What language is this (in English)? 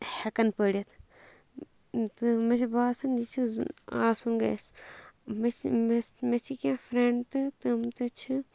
Kashmiri